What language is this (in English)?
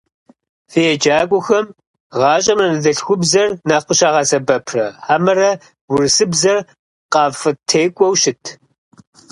Kabardian